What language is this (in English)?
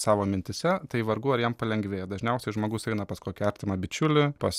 Lithuanian